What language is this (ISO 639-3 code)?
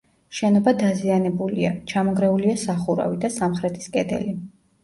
kat